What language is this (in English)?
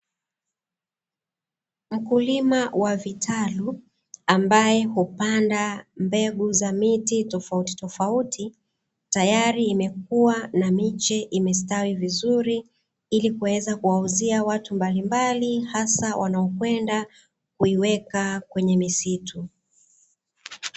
Swahili